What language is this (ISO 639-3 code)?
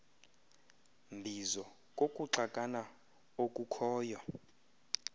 xho